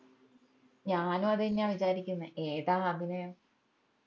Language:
Malayalam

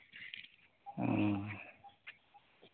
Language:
Santali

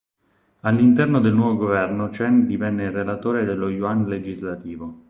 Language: Italian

